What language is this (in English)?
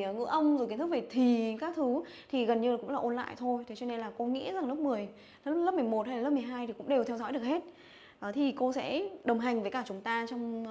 Vietnamese